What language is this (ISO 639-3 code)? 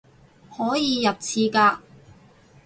yue